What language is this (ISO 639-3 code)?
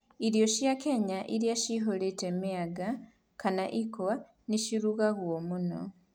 kik